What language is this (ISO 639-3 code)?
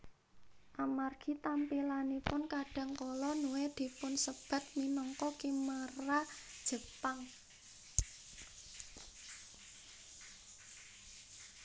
jav